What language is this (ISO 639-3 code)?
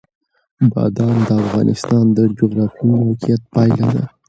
pus